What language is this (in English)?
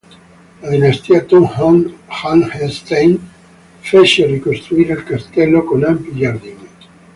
Italian